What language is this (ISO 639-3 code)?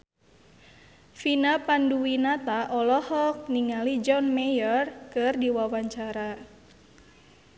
sun